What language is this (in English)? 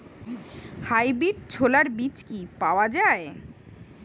Bangla